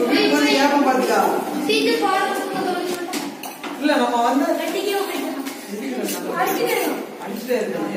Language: Arabic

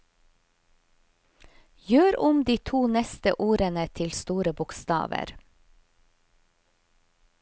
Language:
Norwegian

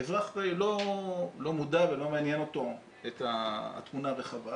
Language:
Hebrew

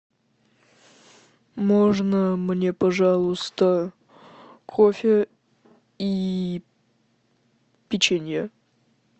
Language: Russian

